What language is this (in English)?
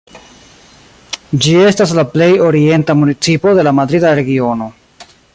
Esperanto